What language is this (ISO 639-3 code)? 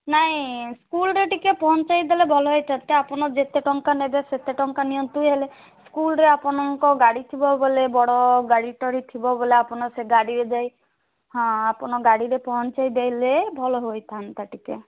ori